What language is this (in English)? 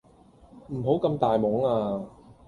Cantonese